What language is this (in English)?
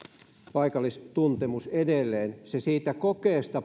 Finnish